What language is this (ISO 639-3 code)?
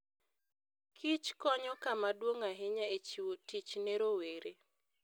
luo